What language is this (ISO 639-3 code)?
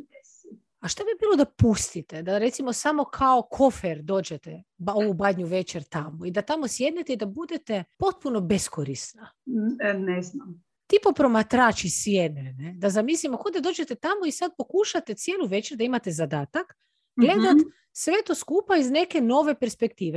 hrv